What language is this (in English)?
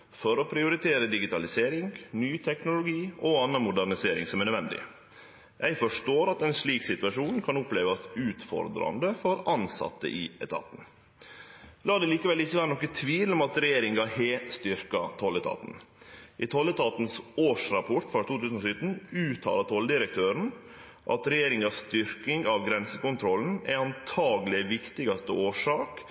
Norwegian Nynorsk